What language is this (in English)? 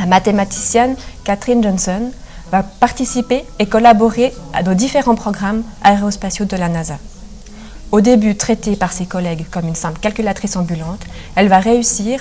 French